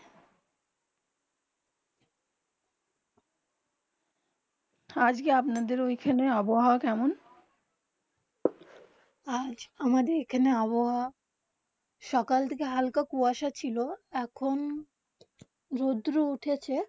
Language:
Bangla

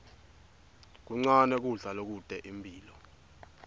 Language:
Swati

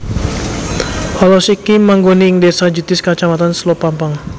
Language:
Javanese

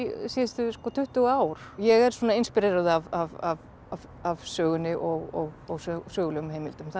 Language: Icelandic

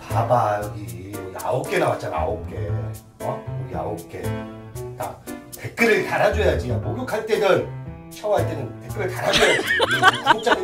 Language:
Korean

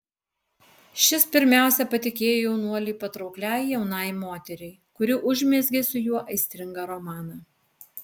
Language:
Lithuanian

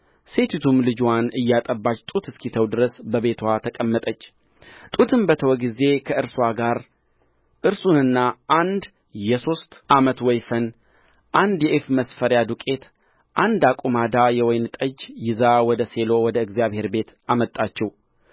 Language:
Amharic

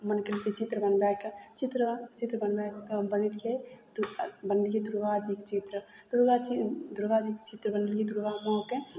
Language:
Maithili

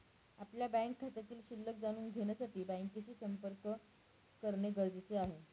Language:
Marathi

